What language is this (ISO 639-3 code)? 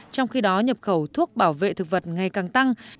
vie